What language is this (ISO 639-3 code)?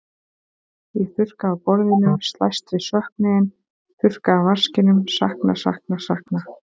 isl